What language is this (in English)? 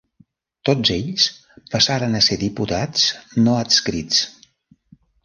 Catalan